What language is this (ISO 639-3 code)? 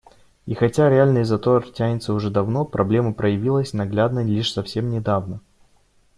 rus